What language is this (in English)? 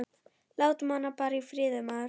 Icelandic